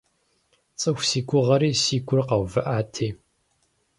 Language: Kabardian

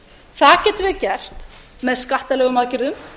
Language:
Icelandic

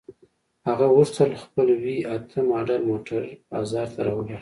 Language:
Pashto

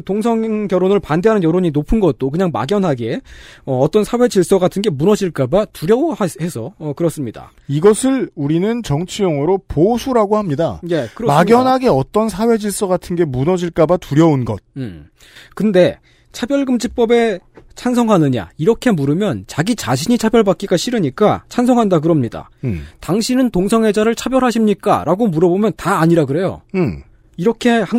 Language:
Korean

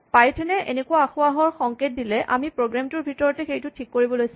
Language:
Assamese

